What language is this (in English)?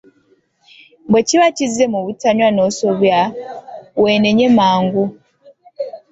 Ganda